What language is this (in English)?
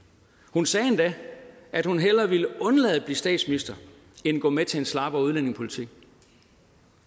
Danish